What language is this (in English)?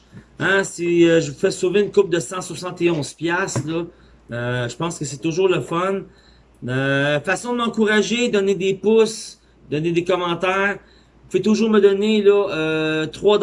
French